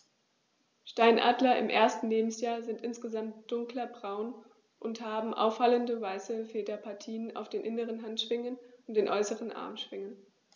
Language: German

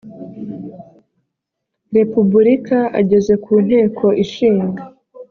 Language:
Kinyarwanda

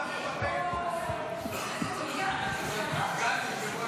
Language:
Hebrew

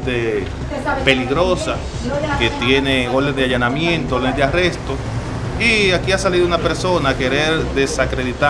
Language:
Spanish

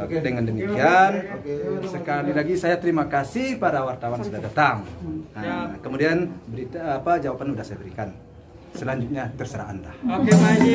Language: Indonesian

